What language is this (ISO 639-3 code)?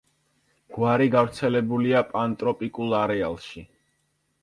kat